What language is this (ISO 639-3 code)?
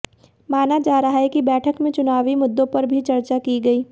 hin